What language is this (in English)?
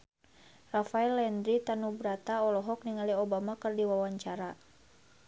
Sundanese